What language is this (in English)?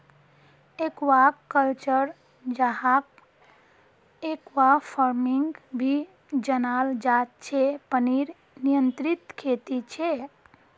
Magahi